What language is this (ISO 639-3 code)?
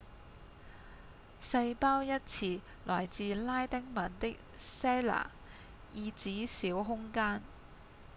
yue